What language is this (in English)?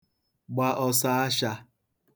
Igbo